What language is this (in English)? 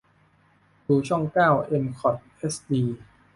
Thai